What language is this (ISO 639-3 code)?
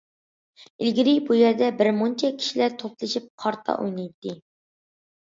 uig